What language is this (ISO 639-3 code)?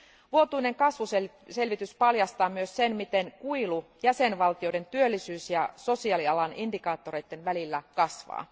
fin